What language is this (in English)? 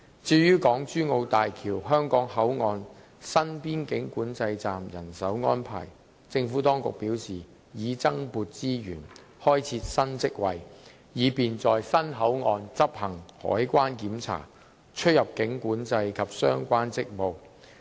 Cantonese